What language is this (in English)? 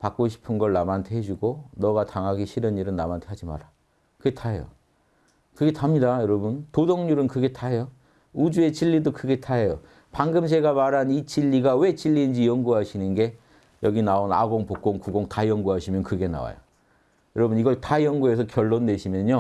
Korean